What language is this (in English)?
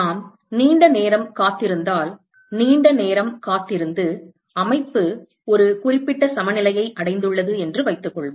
Tamil